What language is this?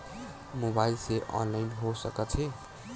Chhattisgarhi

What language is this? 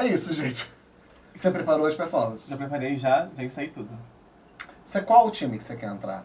Portuguese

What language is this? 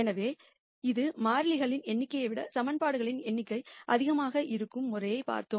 Tamil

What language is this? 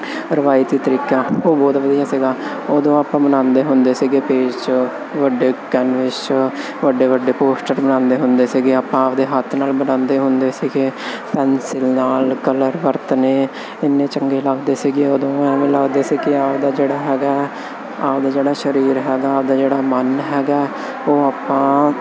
Punjabi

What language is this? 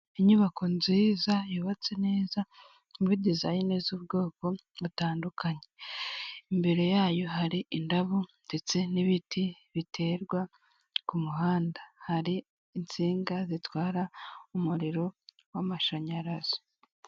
Kinyarwanda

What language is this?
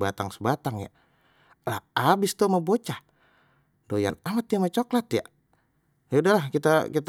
Betawi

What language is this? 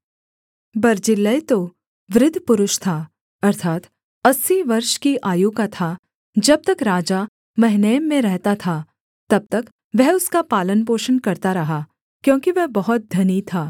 Hindi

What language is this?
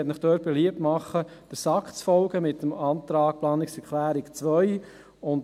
Swiss German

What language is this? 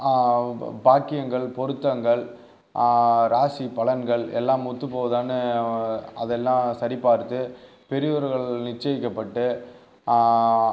Tamil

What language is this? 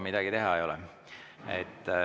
Estonian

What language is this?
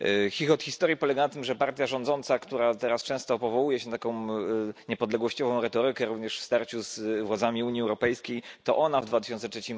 Polish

